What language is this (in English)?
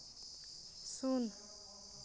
Santali